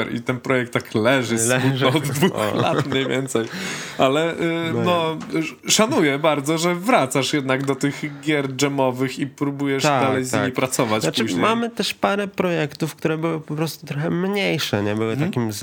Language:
Polish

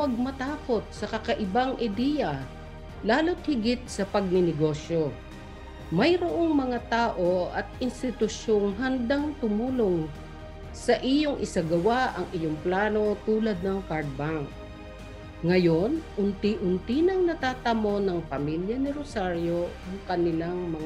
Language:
Filipino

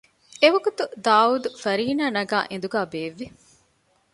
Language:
Divehi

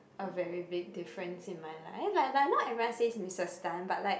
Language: English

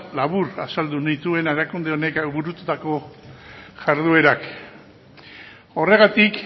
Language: Basque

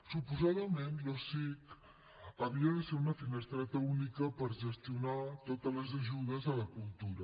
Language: Catalan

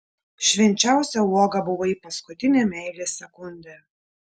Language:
Lithuanian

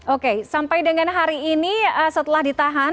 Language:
Indonesian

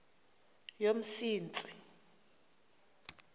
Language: Xhosa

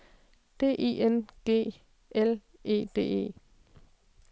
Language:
Danish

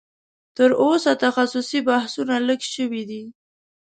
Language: Pashto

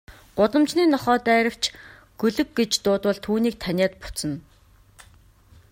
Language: Mongolian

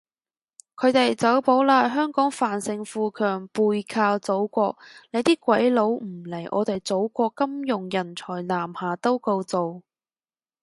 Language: Cantonese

